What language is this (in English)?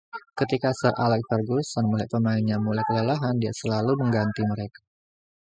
Indonesian